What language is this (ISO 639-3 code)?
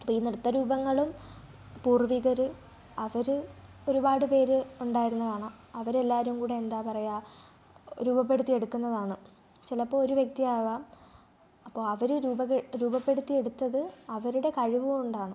mal